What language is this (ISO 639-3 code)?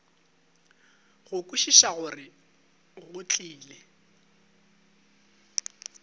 nso